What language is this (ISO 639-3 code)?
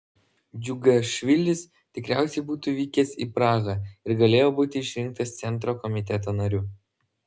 lit